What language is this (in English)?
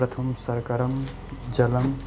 Sanskrit